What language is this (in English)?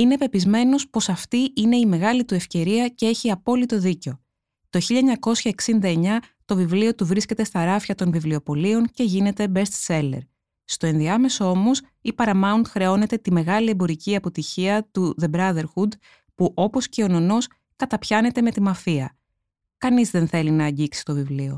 Greek